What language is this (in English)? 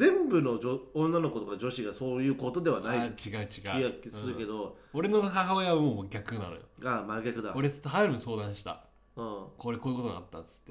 Japanese